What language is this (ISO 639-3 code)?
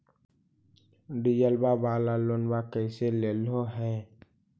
mag